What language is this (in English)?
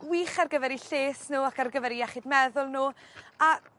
Welsh